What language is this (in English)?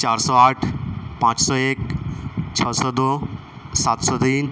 Urdu